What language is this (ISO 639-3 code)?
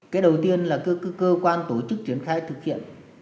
vie